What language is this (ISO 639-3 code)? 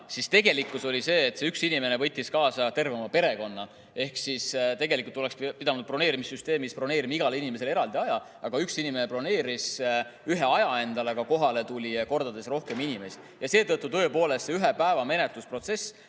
est